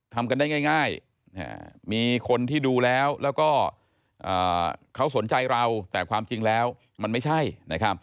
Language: Thai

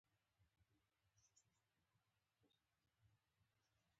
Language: Pashto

